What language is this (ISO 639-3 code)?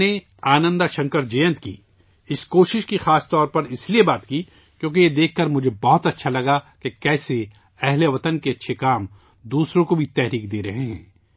urd